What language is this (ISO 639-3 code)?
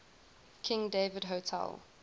eng